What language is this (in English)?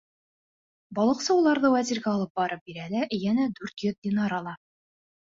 Bashkir